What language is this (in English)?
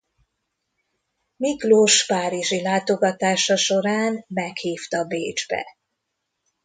Hungarian